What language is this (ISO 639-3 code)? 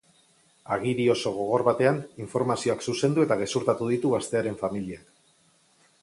eus